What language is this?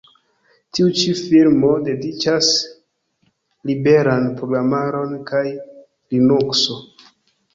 Esperanto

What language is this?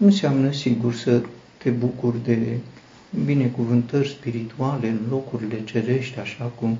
Romanian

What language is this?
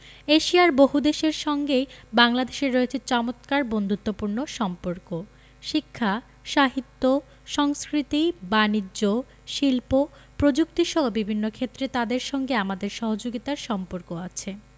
Bangla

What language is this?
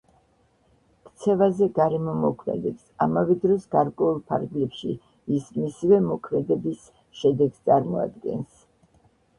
Georgian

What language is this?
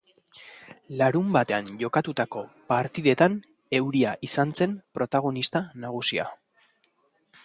Basque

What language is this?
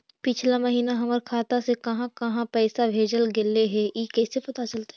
Magahi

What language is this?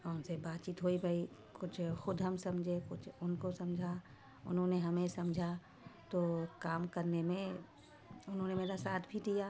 Urdu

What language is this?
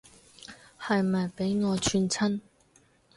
Cantonese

